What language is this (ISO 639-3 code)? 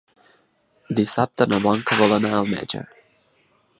cat